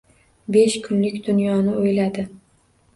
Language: Uzbek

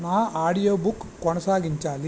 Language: Telugu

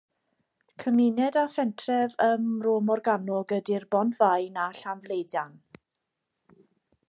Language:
Welsh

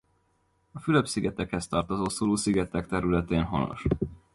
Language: Hungarian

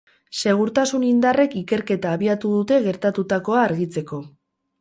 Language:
Basque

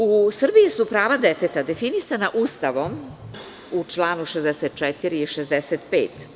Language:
Serbian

